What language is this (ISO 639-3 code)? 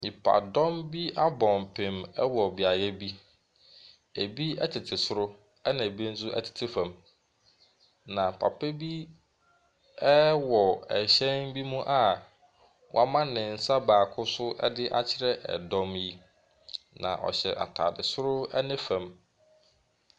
aka